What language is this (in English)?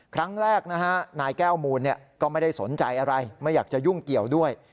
Thai